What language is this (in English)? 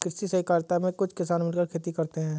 Hindi